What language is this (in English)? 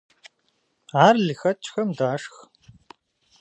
Kabardian